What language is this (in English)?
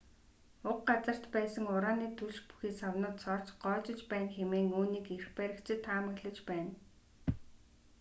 Mongolian